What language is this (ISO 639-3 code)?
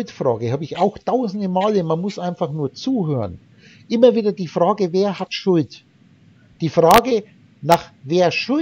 deu